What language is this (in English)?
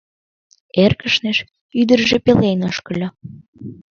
Mari